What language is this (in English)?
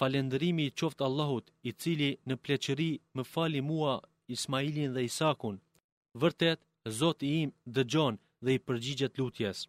Greek